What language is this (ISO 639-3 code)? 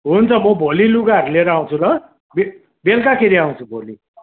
nep